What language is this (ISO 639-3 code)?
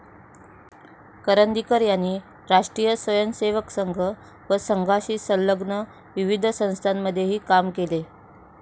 mar